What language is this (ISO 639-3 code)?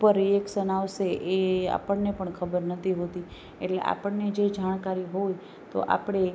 guj